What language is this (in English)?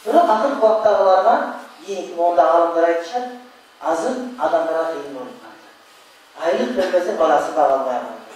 Turkish